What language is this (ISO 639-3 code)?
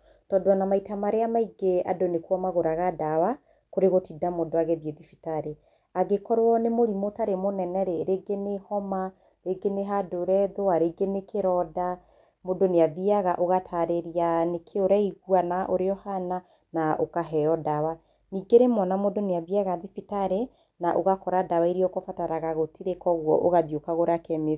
kik